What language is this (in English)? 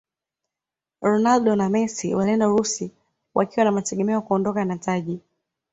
Swahili